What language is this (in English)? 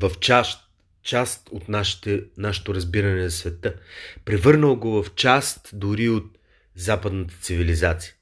Bulgarian